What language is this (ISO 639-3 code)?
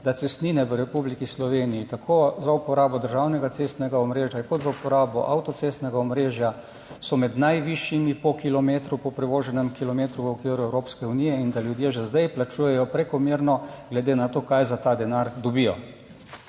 slv